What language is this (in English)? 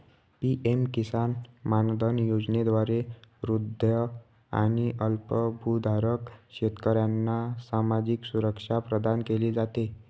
Marathi